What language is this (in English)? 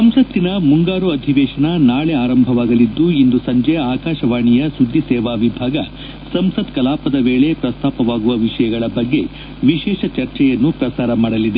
Kannada